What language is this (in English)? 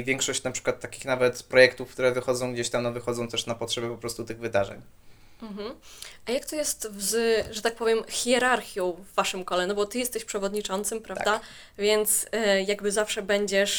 Polish